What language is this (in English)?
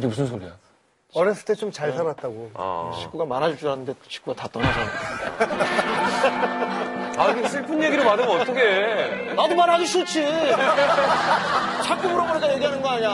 Korean